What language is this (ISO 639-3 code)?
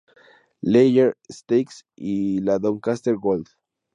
spa